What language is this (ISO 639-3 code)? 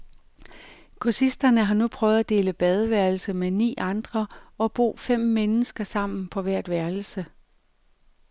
dan